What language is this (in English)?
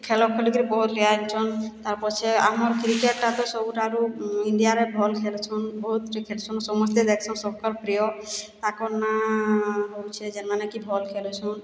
Odia